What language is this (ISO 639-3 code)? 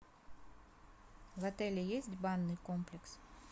rus